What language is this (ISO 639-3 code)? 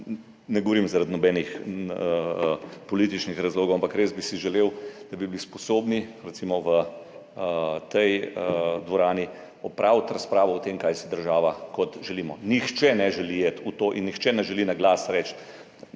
slv